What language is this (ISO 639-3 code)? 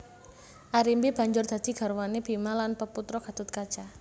jav